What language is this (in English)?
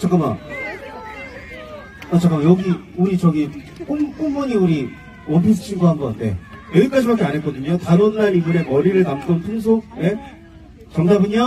Korean